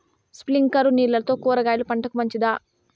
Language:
Telugu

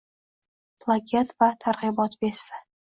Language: Uzbek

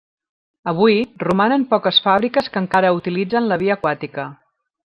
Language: Catalan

